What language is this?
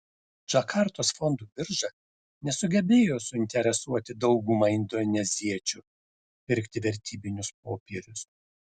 Lithuanian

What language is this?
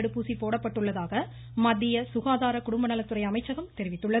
Tamil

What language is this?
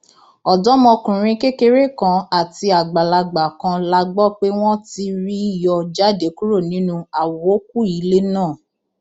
Yoruba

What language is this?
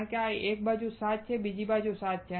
Gujarati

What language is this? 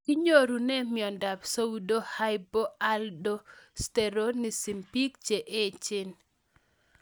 Kalenjin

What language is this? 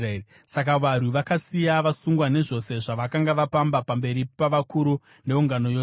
Shona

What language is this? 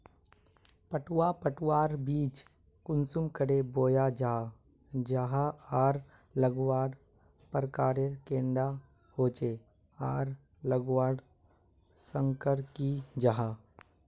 Magahi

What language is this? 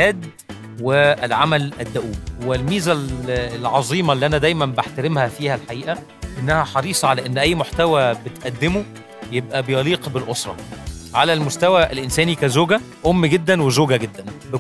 Arabic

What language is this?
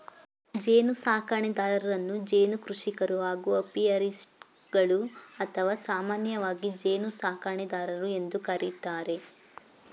Kannada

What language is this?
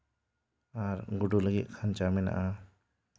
Santali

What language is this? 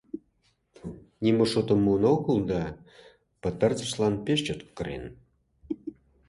Mari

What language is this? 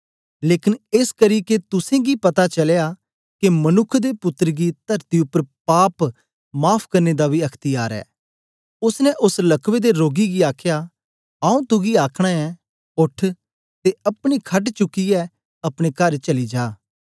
Dogri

